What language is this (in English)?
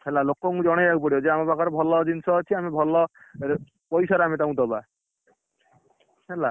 Odia